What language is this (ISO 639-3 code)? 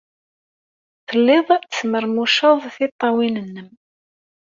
kab